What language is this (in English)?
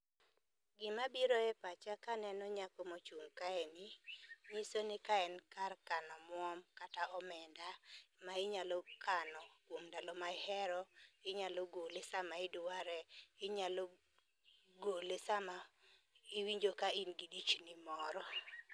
Luo (Kenya and Tanzania)